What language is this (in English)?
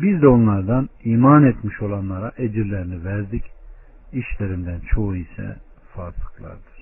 Turkish